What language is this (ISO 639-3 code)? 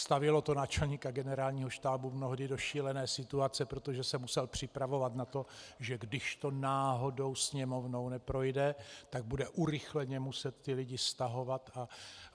ces